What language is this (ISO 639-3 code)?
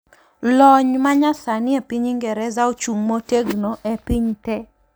luo